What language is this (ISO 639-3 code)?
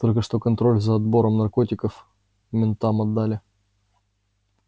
rus